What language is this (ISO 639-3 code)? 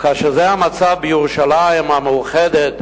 heb